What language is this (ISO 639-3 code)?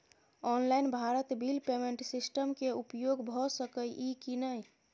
mai